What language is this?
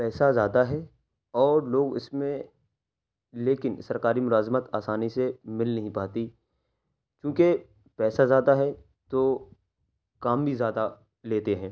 Urdu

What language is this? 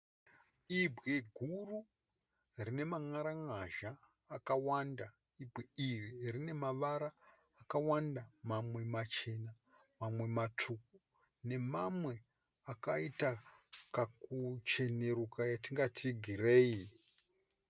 Shona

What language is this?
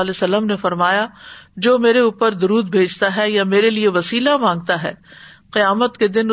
Urdu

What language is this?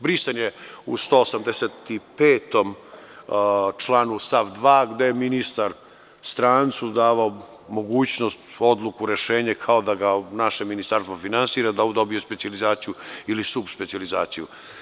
Serbian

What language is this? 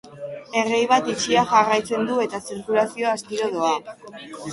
Basque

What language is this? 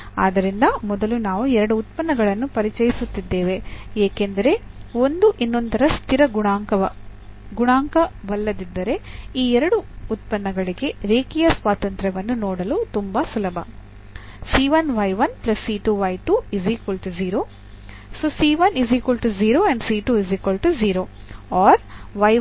Kannada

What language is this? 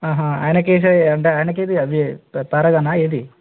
Telugu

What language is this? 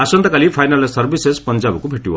Odia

